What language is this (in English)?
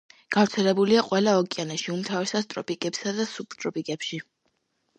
Georgian